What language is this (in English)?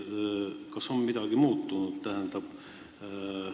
Estonian